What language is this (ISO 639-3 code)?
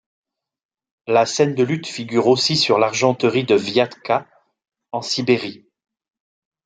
fra